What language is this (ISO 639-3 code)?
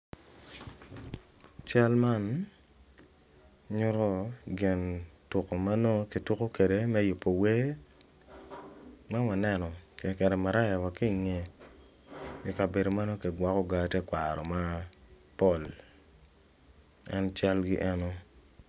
ach